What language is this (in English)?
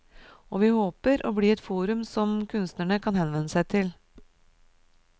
Norwegian